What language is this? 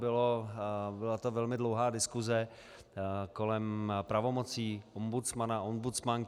Czech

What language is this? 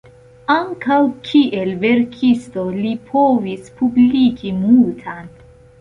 Esperanto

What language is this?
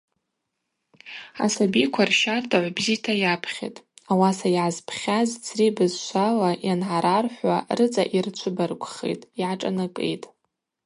Abaza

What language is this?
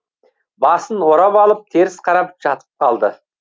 Kazakh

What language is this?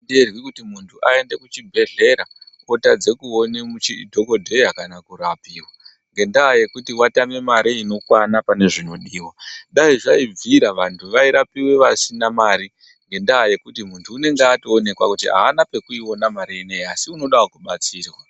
Ndau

